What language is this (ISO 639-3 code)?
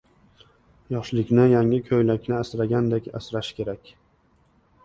uzb